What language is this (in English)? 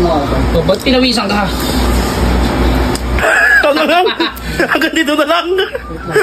Filipino